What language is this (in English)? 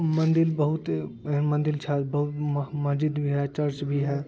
Maithili